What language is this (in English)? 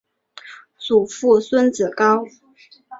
Chinese